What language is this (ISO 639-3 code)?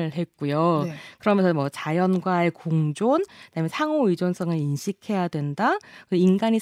kor